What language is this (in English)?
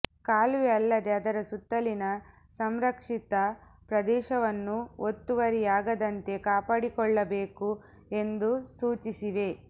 Kannada